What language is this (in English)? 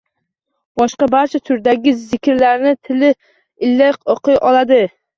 Uzbek